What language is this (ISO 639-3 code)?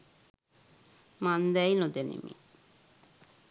sin